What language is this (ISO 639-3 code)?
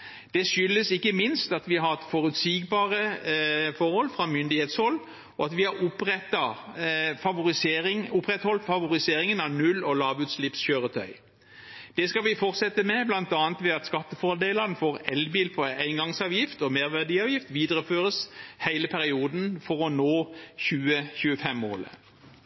nob